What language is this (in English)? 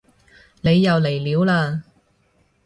Cantonese